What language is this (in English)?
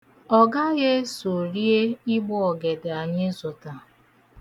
Igbo